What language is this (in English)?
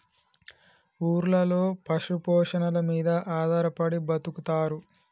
Telugu